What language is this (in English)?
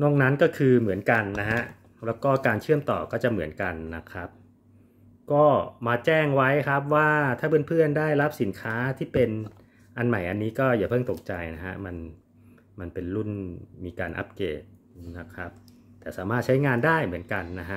Thai